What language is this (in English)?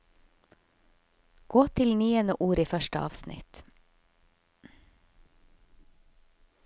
Norwegian